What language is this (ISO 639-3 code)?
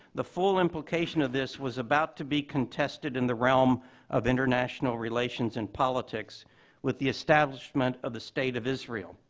eng